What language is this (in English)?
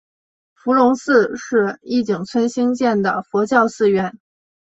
Chinese